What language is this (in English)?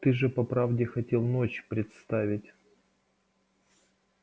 Russian